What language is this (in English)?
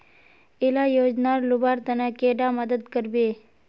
Magahi